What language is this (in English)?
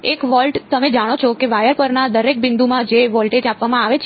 Gujarati